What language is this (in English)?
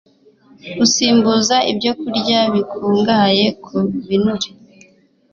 Kinyarwanda